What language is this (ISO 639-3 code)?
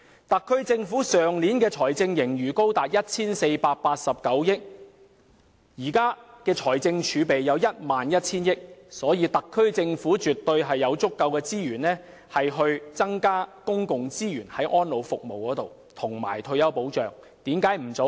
yue